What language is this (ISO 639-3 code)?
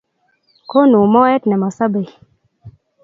kln